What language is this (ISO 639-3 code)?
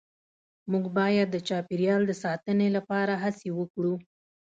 pus